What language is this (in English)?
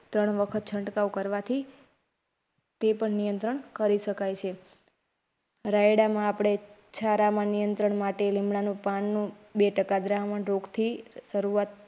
Gujarati